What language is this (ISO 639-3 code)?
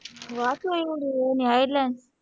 guj